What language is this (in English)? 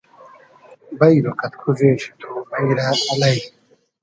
Hazaragi